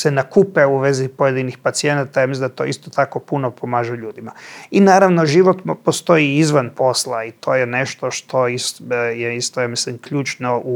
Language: Croatian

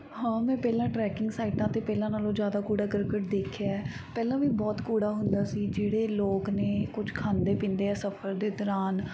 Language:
Punjabi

